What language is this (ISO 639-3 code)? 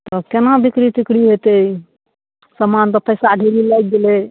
mai